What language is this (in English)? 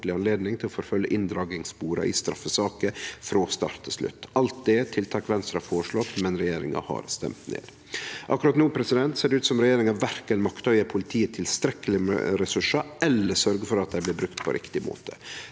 Norwegian